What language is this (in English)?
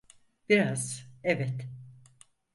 Turkish